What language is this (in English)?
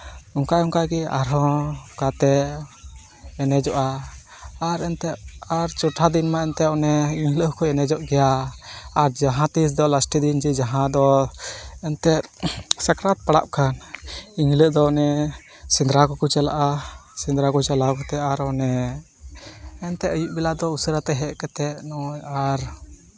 Santali